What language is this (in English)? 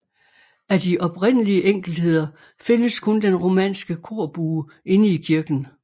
Danish